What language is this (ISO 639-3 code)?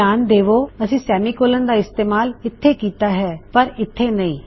pan